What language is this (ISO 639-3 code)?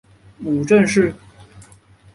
zho